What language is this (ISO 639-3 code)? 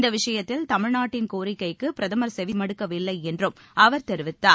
tam